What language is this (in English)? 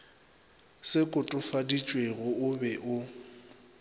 Northern Sotho